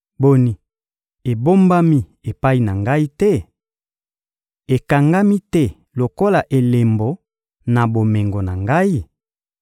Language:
Lingala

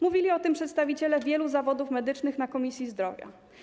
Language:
Polish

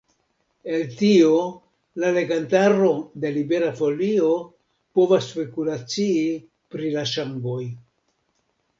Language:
Esperanto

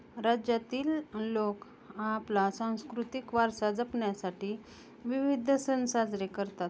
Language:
Marathi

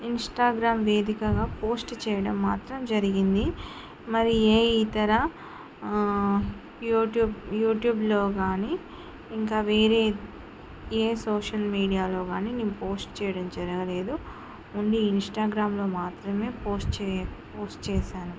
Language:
Telugu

